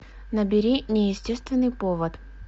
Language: Russian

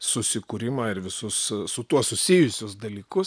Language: Lithuanian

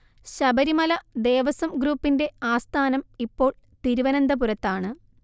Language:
Malayalam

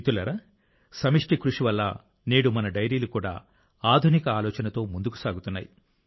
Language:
Telugu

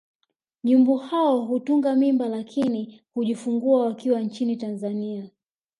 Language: Swahili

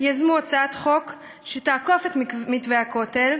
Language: Hebrew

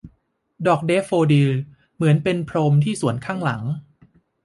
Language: Thai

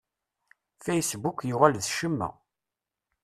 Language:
Kabyle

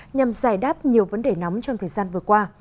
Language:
Vietnamese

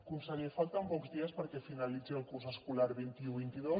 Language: Catalan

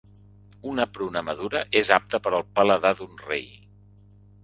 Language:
Catalan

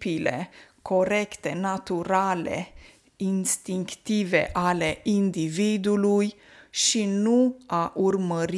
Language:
Romanian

